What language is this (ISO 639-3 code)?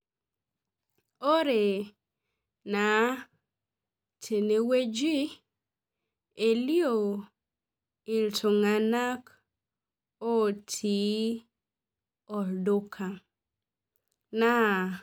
mas